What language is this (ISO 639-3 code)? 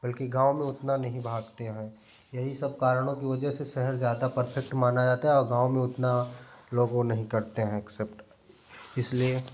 hin